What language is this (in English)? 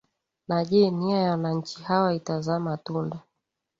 Swahili